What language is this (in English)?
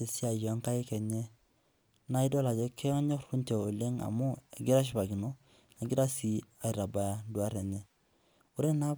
Masai